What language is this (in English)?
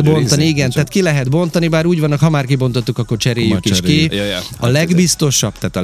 Hungarian